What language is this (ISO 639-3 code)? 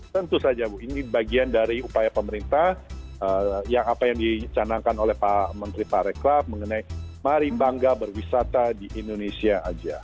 ind